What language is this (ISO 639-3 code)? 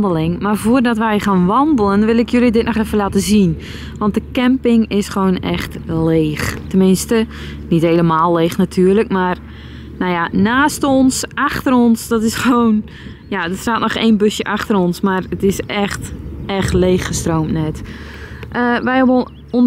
nld